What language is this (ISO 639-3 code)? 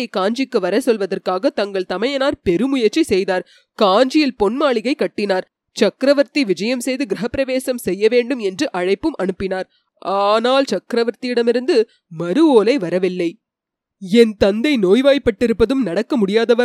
tam